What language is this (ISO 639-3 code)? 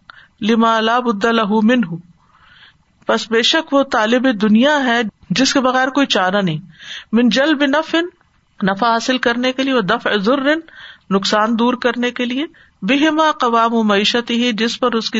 urd